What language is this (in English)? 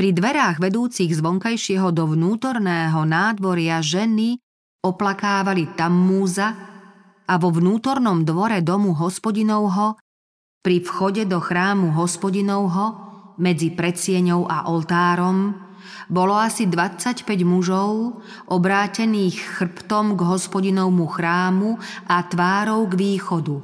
Slovak